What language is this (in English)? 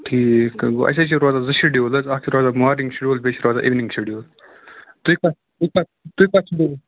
Kashmiri